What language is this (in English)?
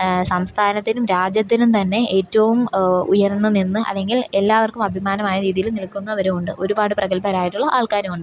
Malayalam